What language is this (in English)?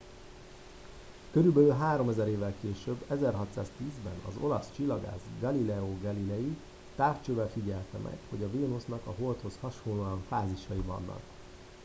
Hungarian